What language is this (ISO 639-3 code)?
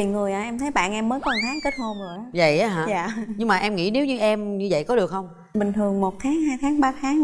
vie